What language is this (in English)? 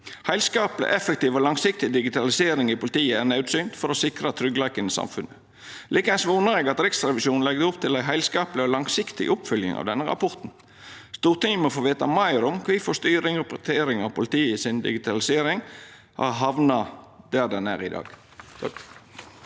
Norwegian